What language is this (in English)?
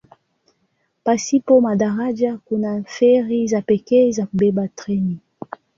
Swahili